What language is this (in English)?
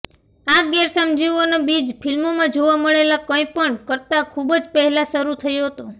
Gujarati